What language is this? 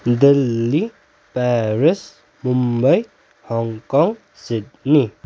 Nepali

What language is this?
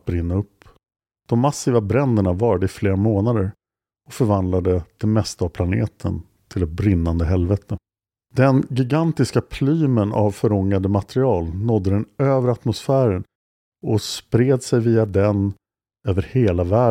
Swedish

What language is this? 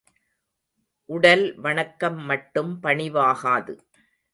Tamil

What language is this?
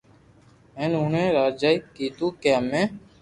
Loarki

